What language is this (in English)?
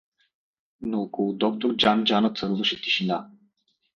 Bulgarian